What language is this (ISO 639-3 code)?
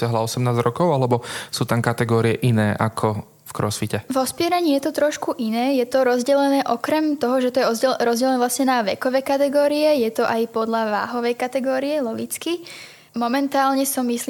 slk